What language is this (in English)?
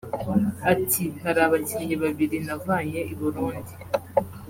Kinyarwanda